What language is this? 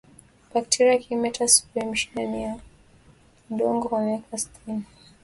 Swahili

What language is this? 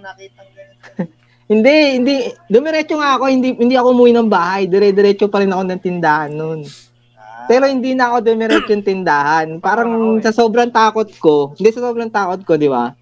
Filipino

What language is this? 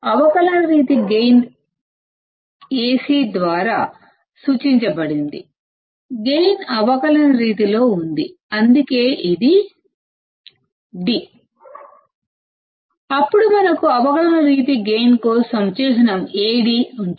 Telugu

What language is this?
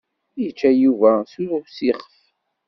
Kabyle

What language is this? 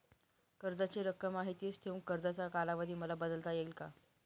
Marathi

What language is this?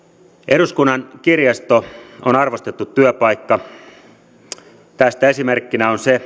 Finnish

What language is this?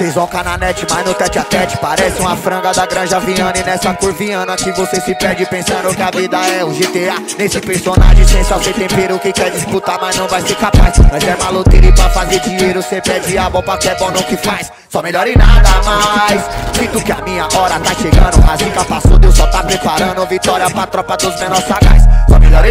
Indonesian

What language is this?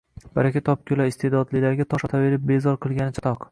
Uzbek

